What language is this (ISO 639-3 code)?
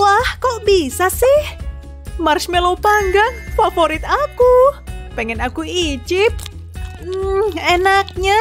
ind